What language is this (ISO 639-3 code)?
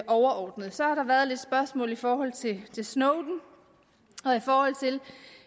dan